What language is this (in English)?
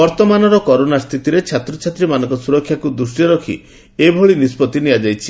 Odia